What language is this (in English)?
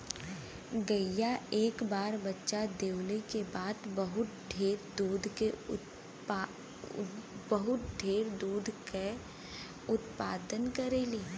Bhojpuri